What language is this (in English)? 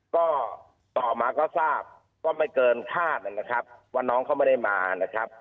Thai